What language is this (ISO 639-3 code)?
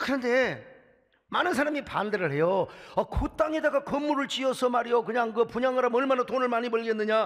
kor